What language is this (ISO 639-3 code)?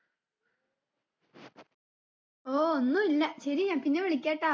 mal